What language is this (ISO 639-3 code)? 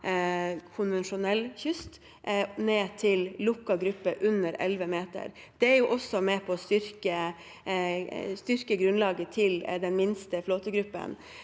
nor